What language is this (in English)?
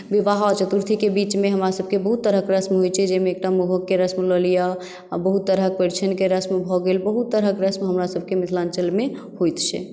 Maithili